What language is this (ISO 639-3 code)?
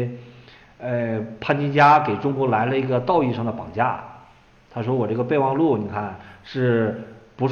zho